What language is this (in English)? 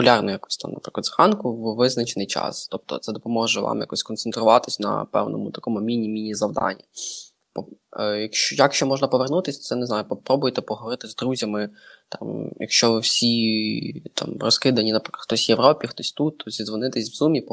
Ukrainian